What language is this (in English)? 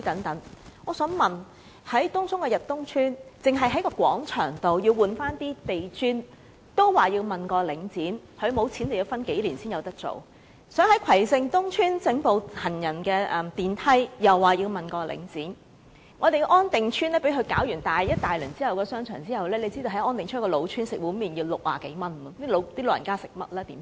Cantonese